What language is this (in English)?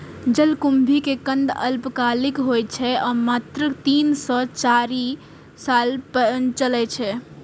Maithili